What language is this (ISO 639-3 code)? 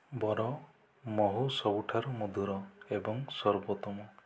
ori